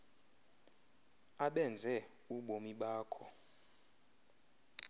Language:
Xhosa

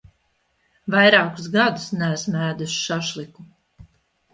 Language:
Latvian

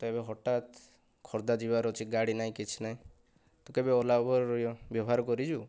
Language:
Odia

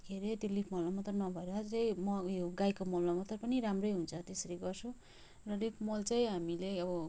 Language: Nepali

